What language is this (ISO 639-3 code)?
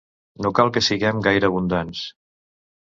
cat